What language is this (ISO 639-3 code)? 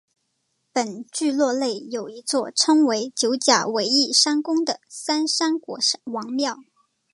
zho